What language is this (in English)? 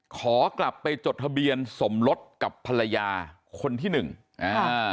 Thai